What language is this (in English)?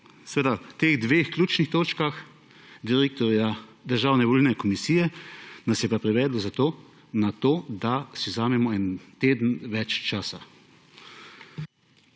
Slovenian